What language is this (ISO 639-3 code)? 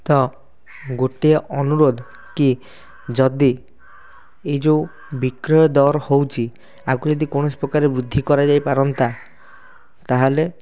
ori